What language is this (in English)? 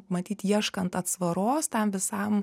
Lithuanian